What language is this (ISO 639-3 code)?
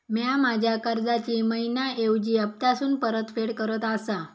mar